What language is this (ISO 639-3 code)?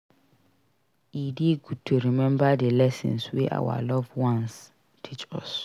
pcm